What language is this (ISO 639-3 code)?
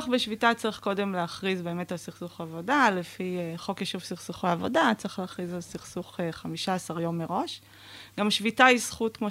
heb